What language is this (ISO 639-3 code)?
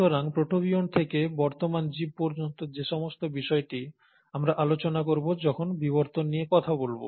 ben